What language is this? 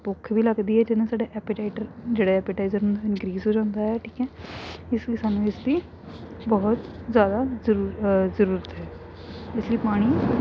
Punjabi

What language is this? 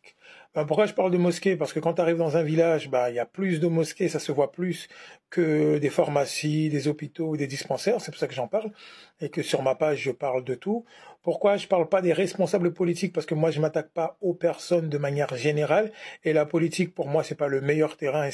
French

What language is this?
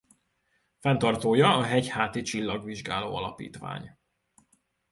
Hungarian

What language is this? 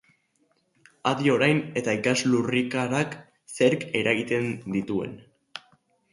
Basque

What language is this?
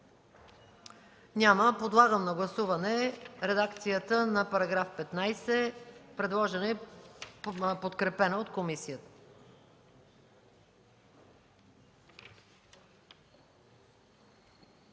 Bulgarian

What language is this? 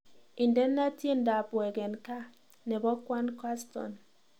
Kalenjin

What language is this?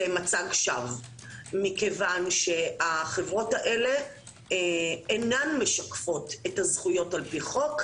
Hebrew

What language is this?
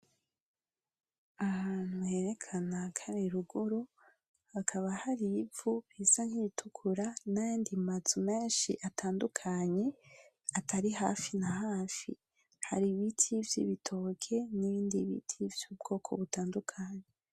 Rundi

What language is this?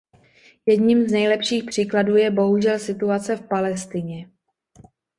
Czech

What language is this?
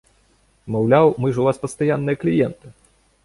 Belarusian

